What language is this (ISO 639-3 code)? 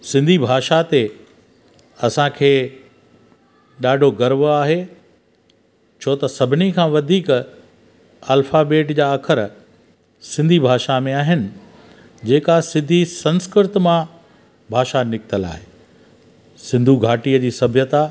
snd